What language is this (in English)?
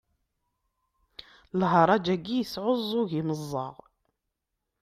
Kabyle